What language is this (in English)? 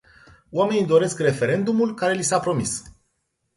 Romanian